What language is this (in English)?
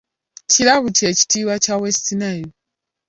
Ganda